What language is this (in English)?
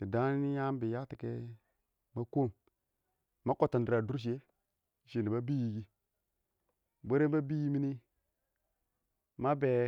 Awak